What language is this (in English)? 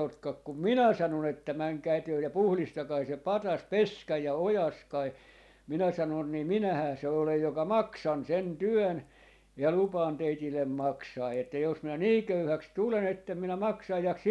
Finnish